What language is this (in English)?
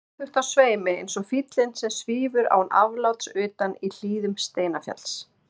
Icelandic